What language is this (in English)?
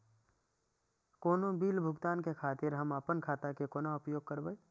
Maithili